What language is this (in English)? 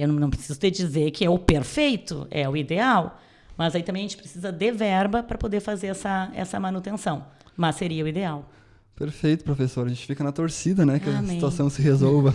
Portuguese